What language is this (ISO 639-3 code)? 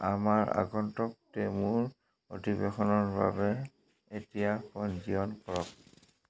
asm